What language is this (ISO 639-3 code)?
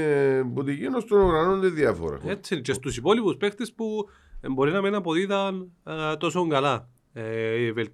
ell